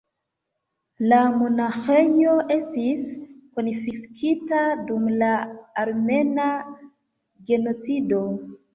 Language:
Esperanto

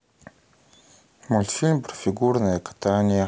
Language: Russian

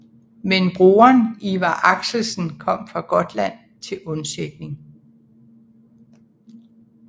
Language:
Danish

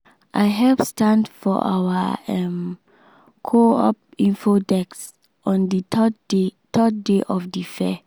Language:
Nigerian Pidgin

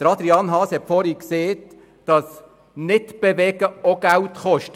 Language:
Swiss German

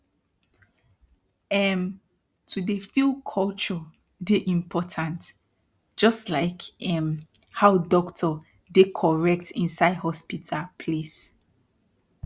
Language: Nigerian Pidgin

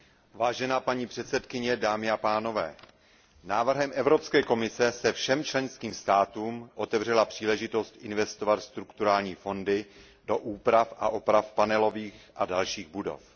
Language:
Czech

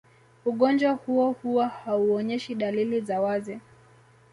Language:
Swahili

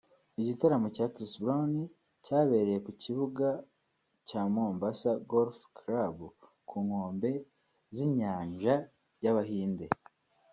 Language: Kinyarwanda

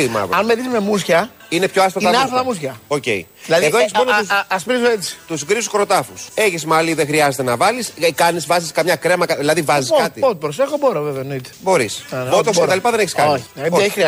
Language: Greek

